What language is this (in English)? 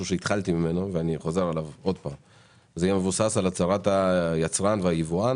Hebrew